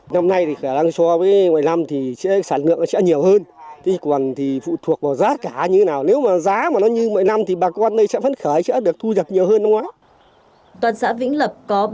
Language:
Vietnamese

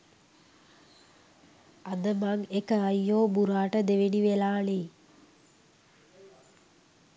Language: Sinhala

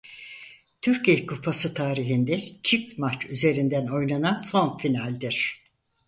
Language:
Turkish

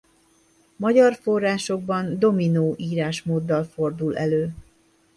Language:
Hungarian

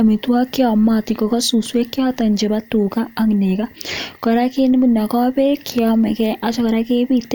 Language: Kalenjin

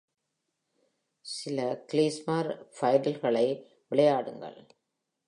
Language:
Tamil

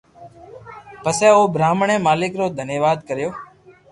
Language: Loarki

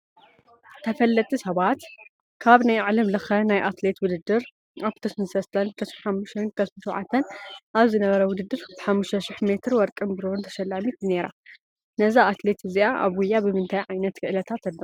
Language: Tigrinya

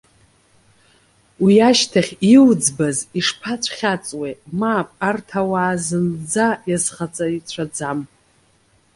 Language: Abkhazian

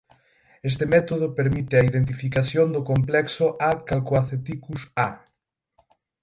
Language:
Galician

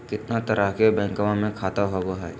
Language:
Magahi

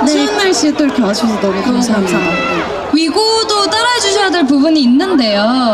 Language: Korean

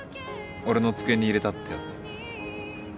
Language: Japanese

